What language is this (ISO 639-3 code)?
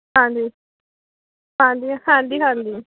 pan